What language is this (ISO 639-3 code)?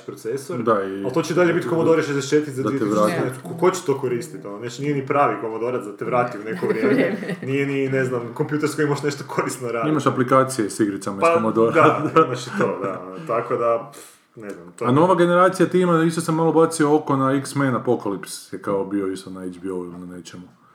hrv